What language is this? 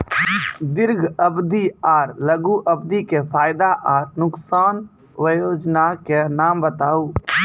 Maithili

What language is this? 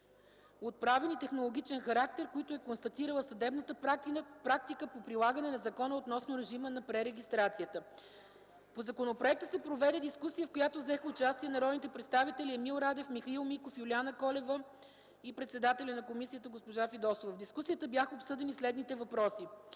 Bulgarian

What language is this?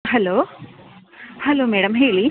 Kannada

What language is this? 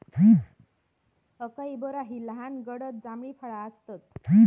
Marathi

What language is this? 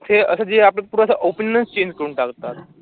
Marathi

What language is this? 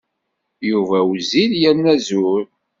Kabyle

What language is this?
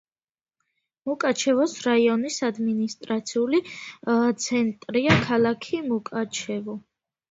Georgian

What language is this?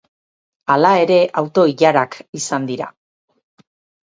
Basque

